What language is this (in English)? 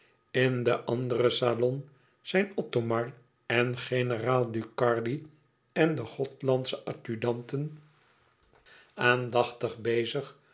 Dutch